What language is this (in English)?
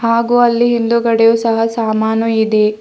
Kannada